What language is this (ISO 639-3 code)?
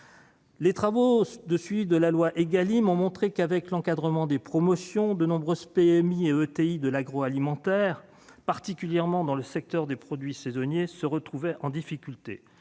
fra